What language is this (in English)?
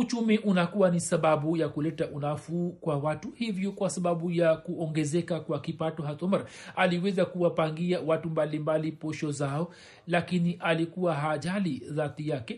Swahili